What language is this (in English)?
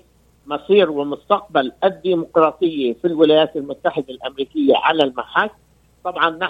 Arabic